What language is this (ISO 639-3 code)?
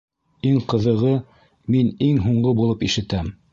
bak